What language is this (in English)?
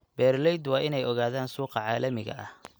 Somali